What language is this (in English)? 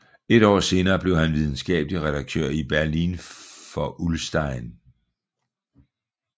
Danish